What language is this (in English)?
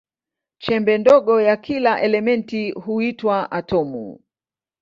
Swahili